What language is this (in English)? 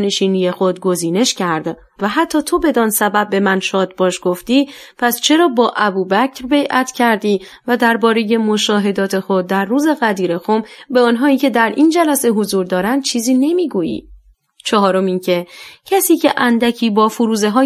Persian